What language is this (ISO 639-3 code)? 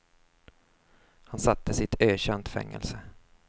swe